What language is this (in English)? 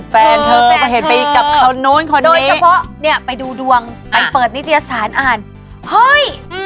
Thai